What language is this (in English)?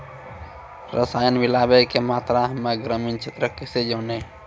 Maithili